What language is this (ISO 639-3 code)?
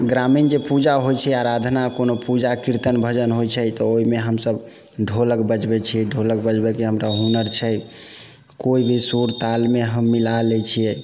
mai